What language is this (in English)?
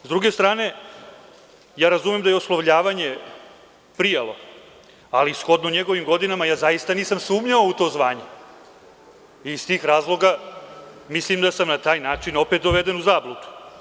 Serbian